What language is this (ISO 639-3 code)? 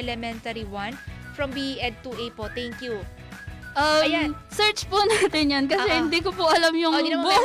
fil